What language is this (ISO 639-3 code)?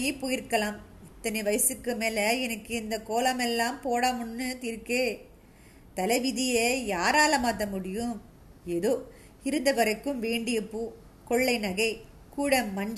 tam